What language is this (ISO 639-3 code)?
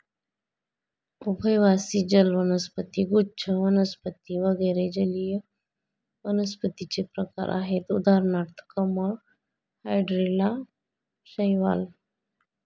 mar